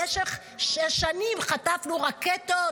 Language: Hebrew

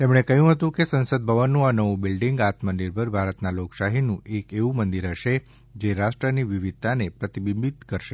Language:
Gujarati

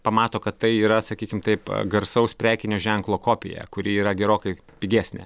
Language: Lithuanian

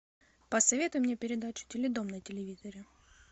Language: Russian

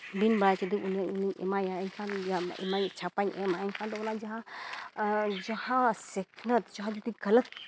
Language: Santali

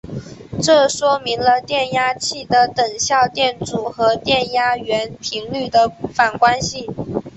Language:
Chinese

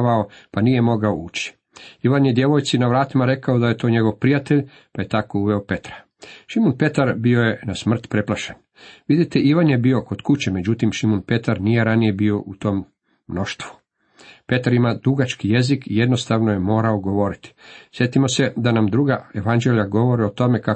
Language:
Croatian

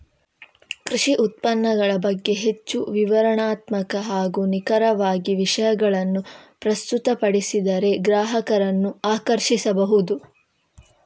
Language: Kannada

